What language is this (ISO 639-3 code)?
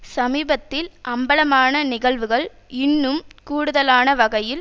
tam